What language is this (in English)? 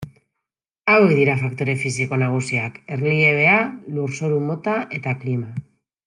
Basque